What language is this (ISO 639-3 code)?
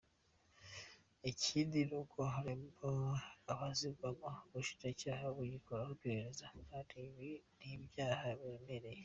kin